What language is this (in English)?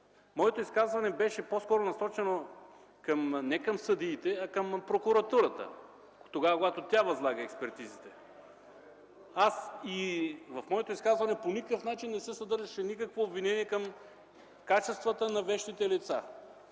Bulgarian